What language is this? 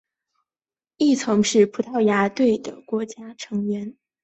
Chinese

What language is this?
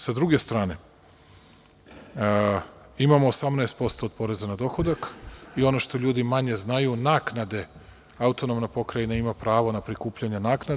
Serbian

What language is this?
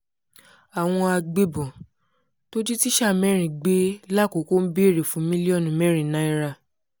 Yoruba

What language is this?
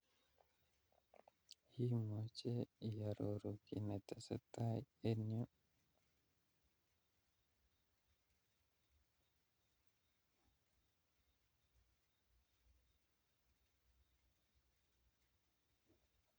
Kalenjin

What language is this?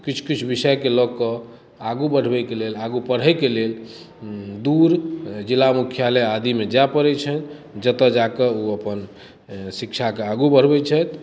Maithili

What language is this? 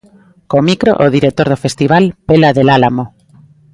Galician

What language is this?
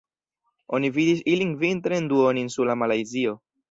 Esperanto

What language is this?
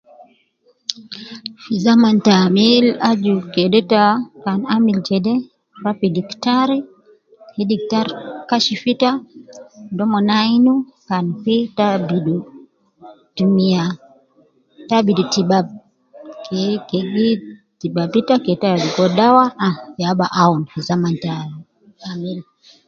Nubi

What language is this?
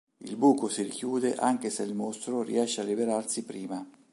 Italian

